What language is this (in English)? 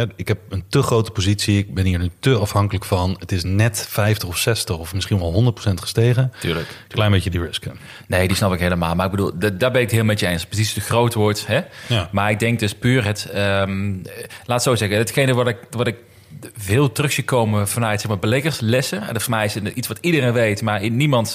Dutch